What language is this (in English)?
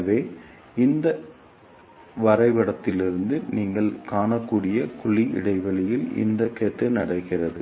Tamil